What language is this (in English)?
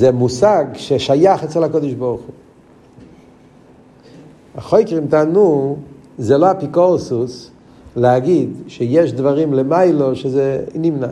Hebrew